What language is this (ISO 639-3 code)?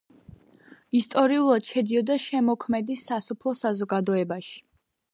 kat